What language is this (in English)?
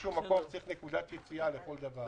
Hebrew